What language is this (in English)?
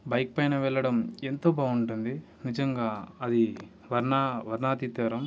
Telugu